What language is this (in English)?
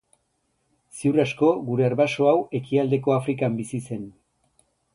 Basque